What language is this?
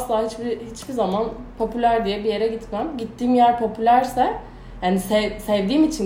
Turkish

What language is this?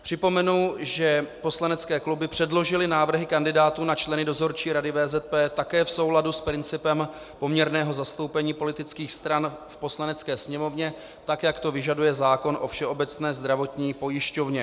Czech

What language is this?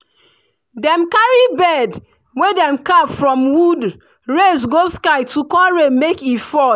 Nigerian Pidgin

